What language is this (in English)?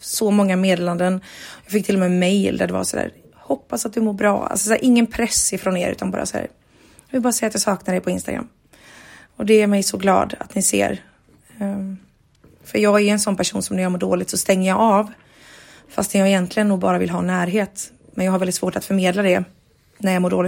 Swedish